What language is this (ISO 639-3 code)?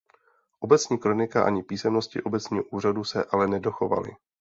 ces